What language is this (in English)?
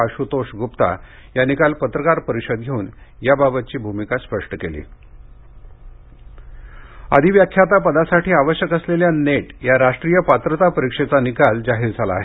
Marathi